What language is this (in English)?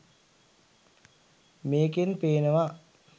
Sinhala